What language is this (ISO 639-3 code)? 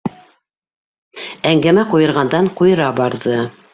bak